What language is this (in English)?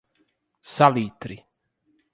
Portuguese